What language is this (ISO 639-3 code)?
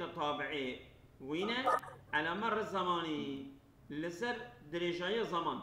ara